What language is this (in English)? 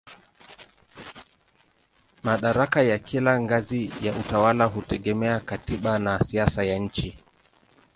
Swahili